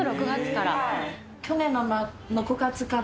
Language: Japanese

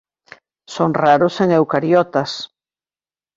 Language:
Galician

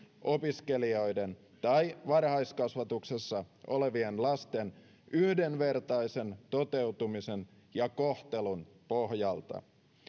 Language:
Finnish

